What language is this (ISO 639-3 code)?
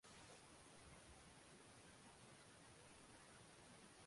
zho